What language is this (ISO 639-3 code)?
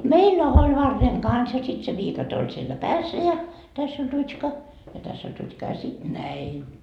fin